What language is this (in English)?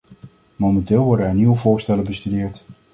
Dutch